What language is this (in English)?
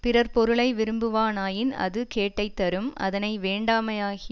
Tamil